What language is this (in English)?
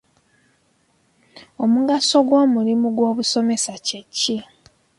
Ganda